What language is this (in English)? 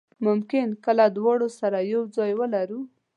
Pashto